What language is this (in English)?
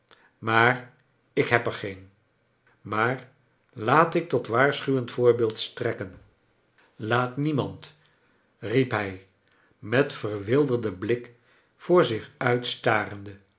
Dutch